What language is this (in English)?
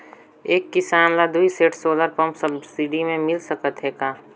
Chhattisgarhi